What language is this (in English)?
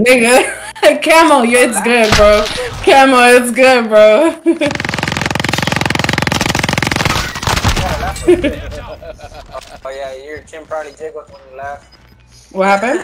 English